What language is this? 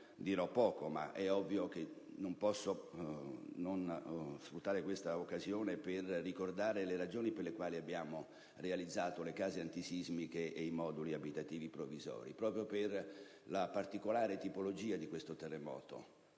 Italian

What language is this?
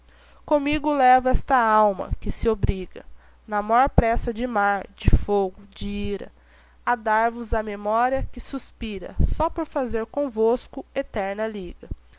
Portuguese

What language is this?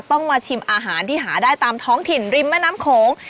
Thai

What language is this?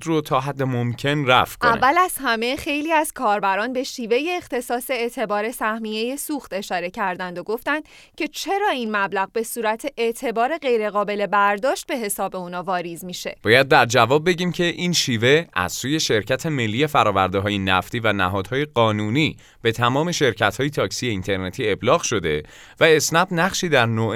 Persian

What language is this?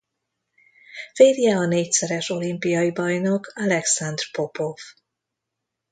Hungarian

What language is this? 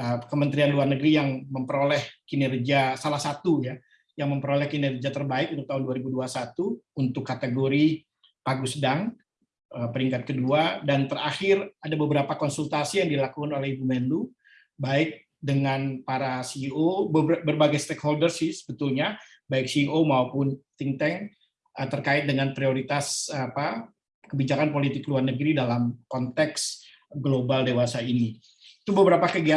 Indonesian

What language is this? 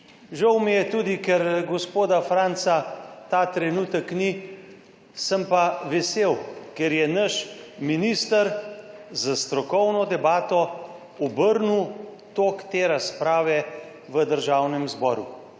Slovenian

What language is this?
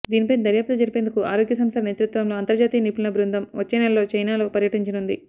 Telugu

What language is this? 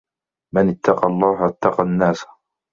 Arabic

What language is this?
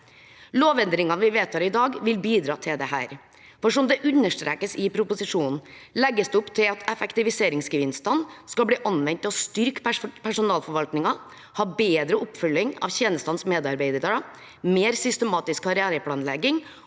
Norwegian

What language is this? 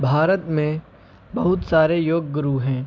Urdu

